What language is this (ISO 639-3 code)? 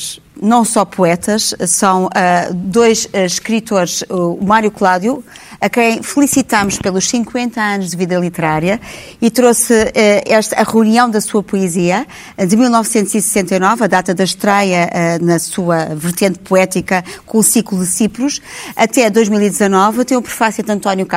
por